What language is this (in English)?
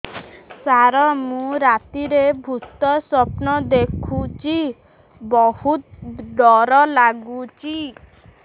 Odia